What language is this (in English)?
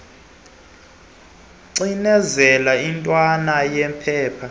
Xhosa